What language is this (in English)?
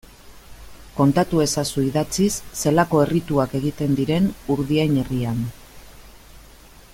Basque